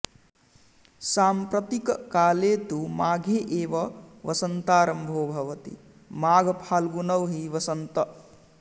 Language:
Sanskrit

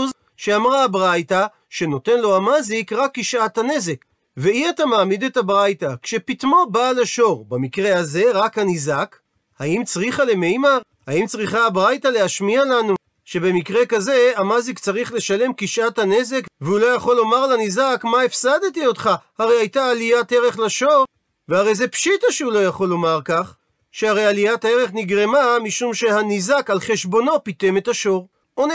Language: Hebrew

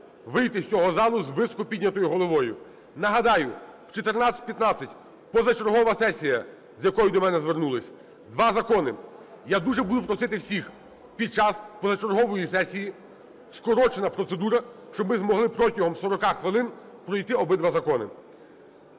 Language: Ukrainian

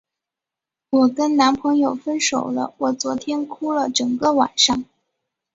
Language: Chinese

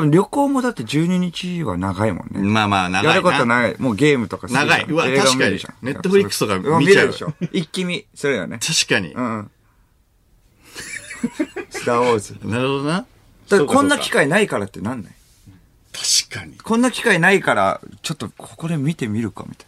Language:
Japanese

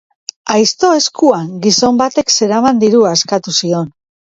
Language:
Basque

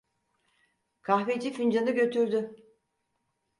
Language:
Turkish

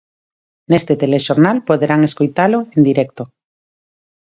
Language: Galician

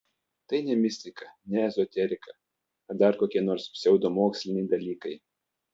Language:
Lithuanian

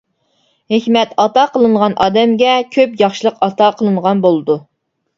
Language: Uyghur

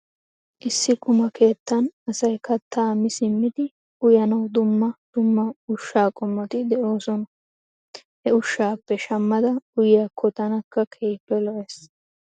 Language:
Wolaytta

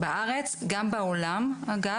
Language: Hebrew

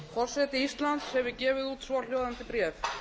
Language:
Icelandic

